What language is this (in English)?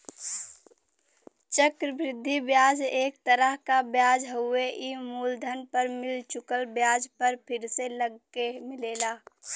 Bhojpuri